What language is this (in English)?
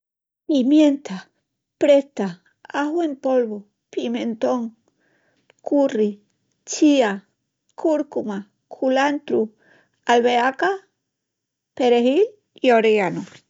Extremaduran